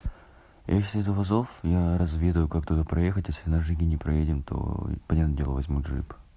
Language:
Russian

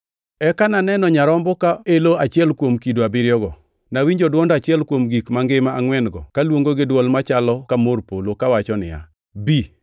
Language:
Luo (Kenya and Tanzania)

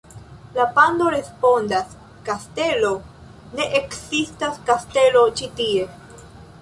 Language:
Esperanto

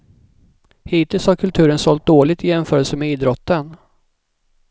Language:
Swedish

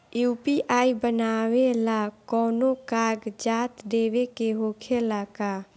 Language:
Bhojpuri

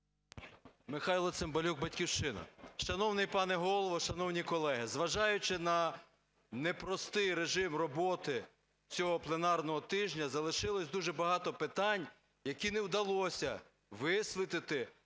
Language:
Ukrainian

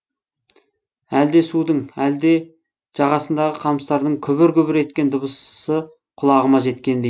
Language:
Kazakh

